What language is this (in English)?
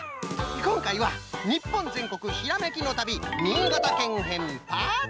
Japanese